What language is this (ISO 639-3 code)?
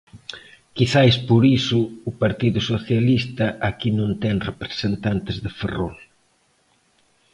glg